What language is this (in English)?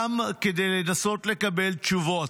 Hebrew